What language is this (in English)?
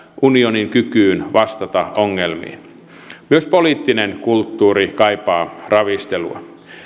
Finnish